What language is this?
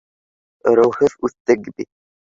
Bashkir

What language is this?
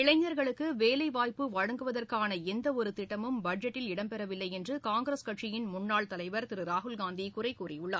Tamil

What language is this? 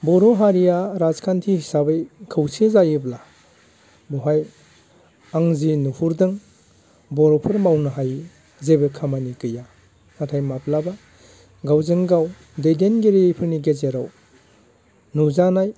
Bodo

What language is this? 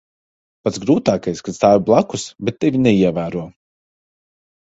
Latvian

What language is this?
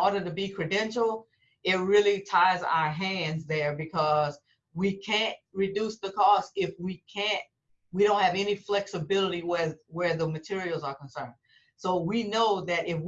English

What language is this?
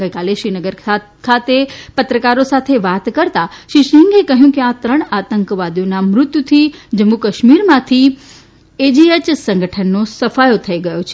Gujarati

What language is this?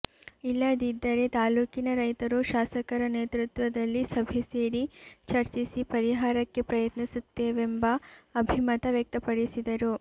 Kannada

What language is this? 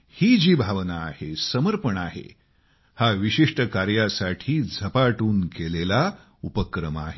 Marathi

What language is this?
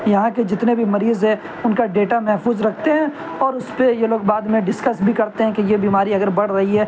Urdu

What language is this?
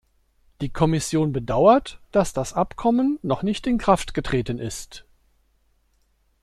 German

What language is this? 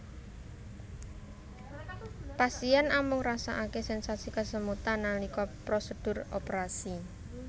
Javanese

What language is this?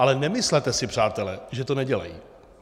Czech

